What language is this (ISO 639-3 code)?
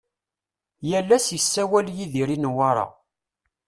kab